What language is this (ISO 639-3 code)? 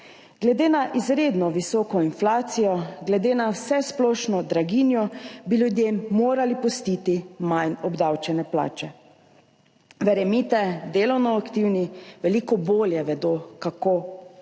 slv